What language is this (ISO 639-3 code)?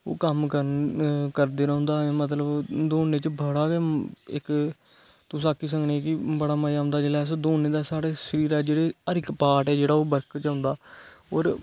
doi